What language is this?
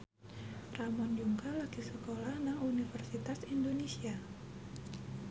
Javanese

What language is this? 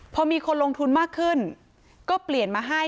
Thai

